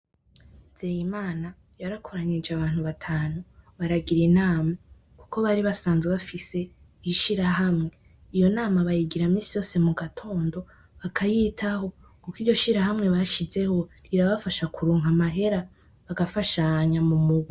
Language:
Rundi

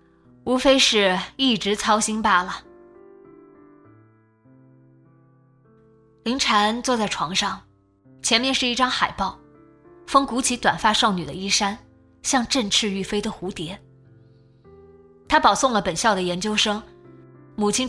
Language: Chinese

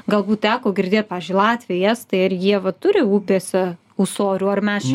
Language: Lithuanian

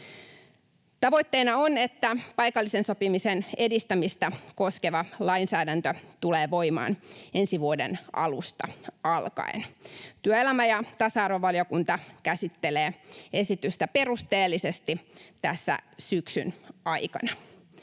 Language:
Finnish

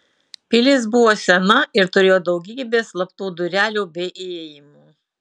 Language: Lithuanian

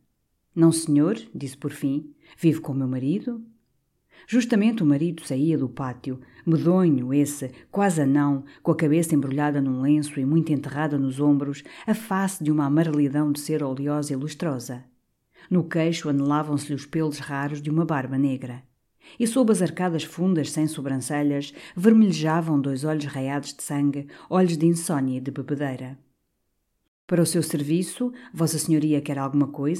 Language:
Portuguese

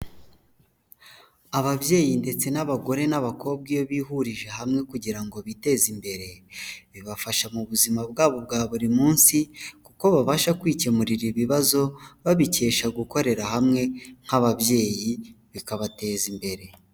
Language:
Kinyarwanda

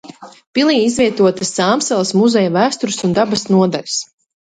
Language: Latvian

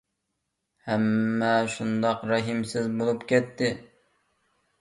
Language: Uyghur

